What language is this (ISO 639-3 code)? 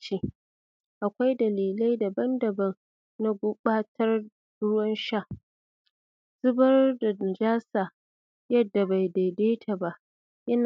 hau